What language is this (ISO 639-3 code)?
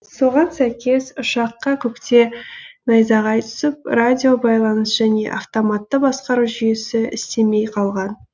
kaz